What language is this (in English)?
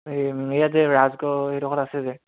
Assamese